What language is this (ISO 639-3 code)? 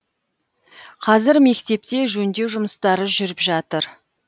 kaz